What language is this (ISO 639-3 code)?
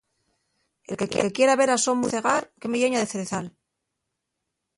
ast